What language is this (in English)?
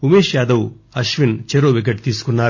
Telugu